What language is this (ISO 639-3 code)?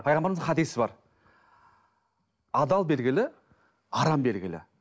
kaz